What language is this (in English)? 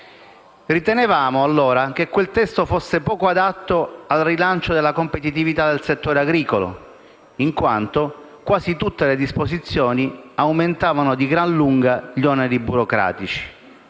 Italian